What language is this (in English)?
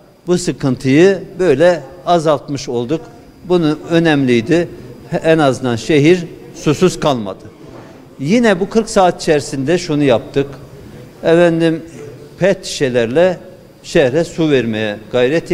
Turkish